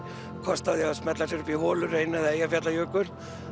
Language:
Icelandic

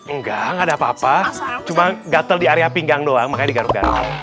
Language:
Indonesian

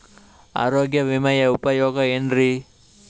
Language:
Kannada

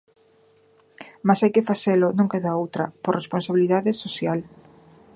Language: Galician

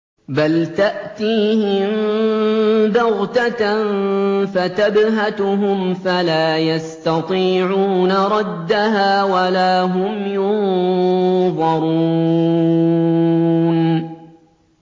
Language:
Arabic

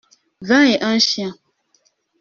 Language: French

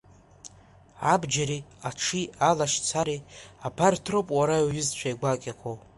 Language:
Abkhazian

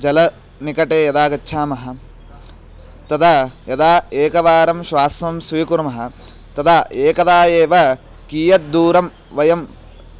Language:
Sanskrit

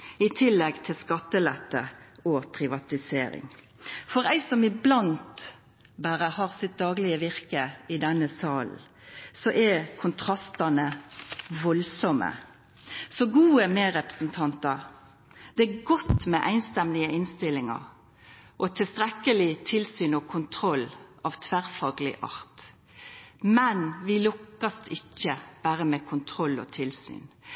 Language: Norwegian Nynorsk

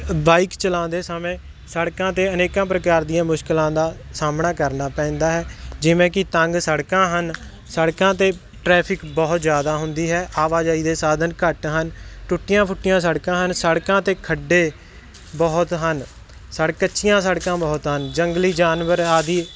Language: Punjabi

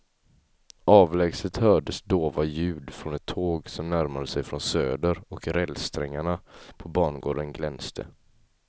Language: Swedish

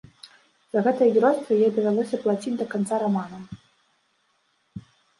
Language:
Belarusian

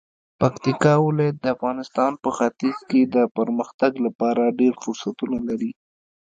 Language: Pashto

